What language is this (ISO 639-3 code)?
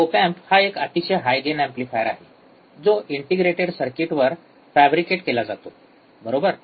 mar